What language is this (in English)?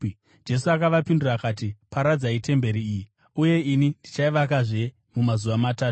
Shona